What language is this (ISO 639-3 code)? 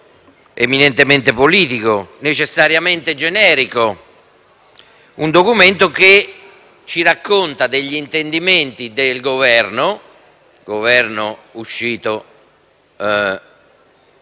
ita